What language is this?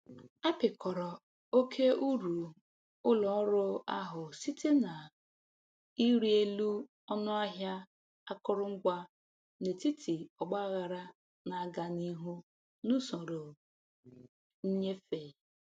Igbo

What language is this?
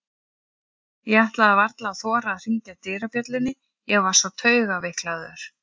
Icelandic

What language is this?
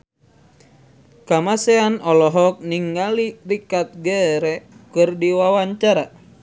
Sundanese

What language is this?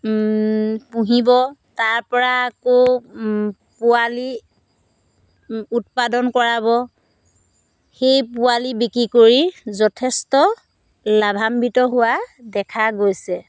Assamese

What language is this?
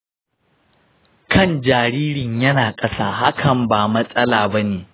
Hausa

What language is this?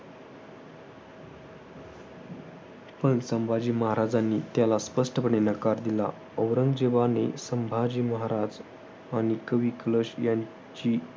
Marathi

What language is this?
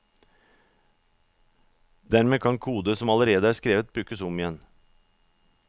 Norwegian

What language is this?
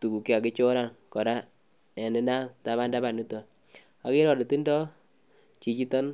Kalenjin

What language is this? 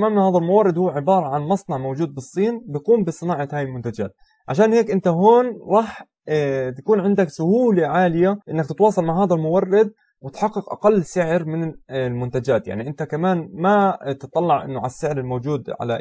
Arabic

